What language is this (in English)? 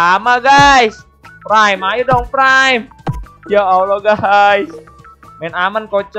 Indonesian